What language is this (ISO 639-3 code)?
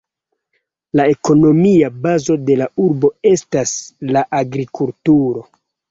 epo